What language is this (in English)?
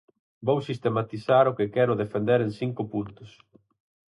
Galician